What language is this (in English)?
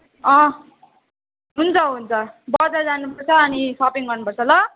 Nepali